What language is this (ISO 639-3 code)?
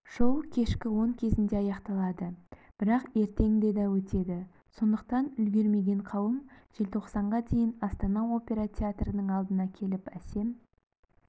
kaz